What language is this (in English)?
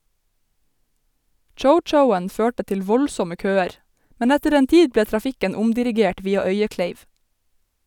Norwegian